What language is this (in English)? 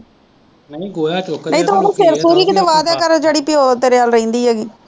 Punjabi